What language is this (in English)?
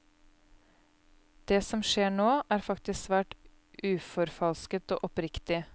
Norwegian